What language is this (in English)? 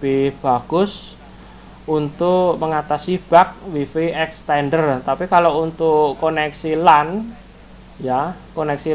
Indonesian